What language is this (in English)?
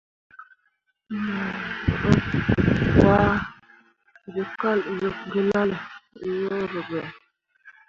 Mundang